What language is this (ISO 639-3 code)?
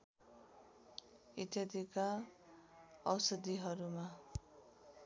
nep